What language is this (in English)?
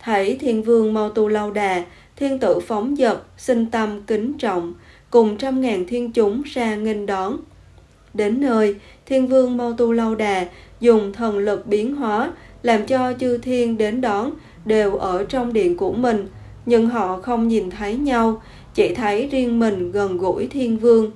Vietnamese